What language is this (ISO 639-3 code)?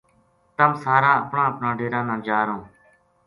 gju